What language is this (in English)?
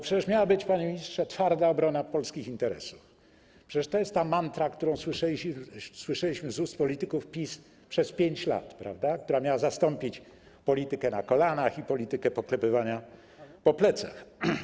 Polish